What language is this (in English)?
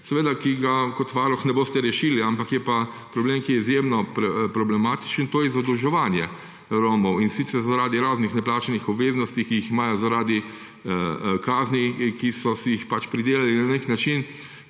Slovenian